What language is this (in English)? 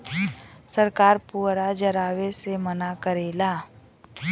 Bhojpuri